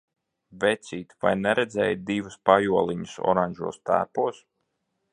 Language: Latvian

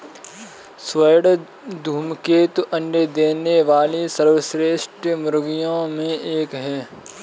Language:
Hindi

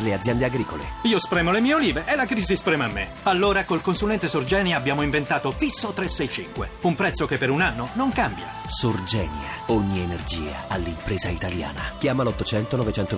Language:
Italian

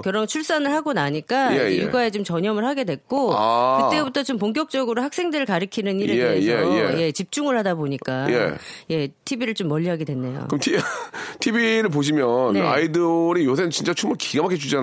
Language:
Korean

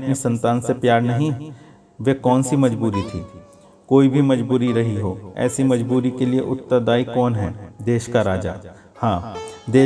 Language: Hindi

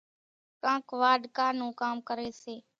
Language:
Kachi Koli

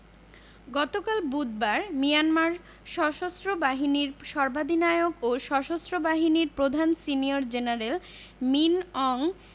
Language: Bangla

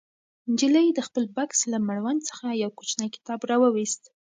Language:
Pashto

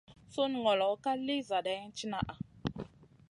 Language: Masana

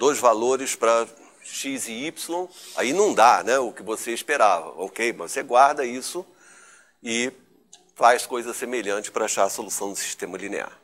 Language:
Portuguese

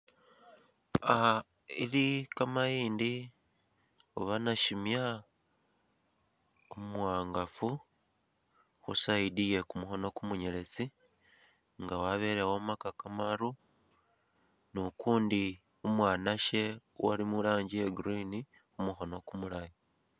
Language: Masaaba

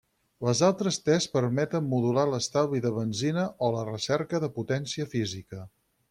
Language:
Catalan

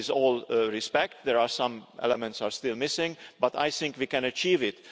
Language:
English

